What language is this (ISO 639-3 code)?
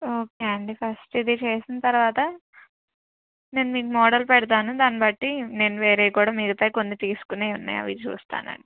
tel